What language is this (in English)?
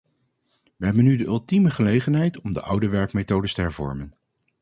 Dutch